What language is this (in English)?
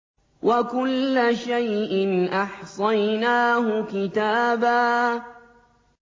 Arabic